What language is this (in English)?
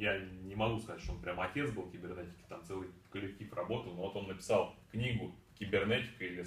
Russian